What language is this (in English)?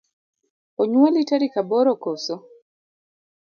Luo (Kenya and Tanzania)